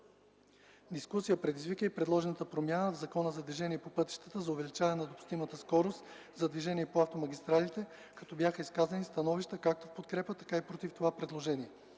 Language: Bulgarian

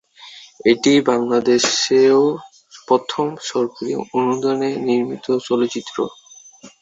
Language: Bangla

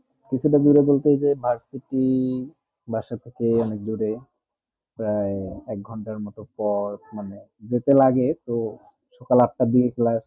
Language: Bangla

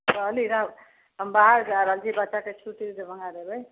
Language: Maithili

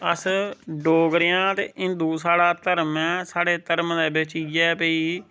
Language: Dogri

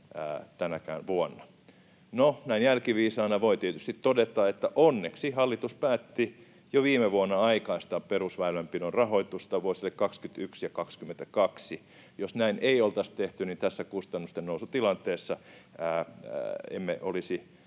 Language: Finnish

